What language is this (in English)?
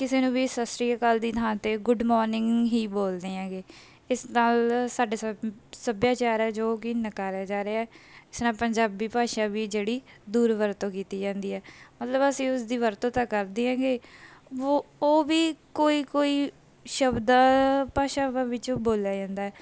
Punjabi